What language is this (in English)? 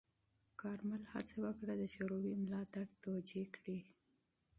Pashto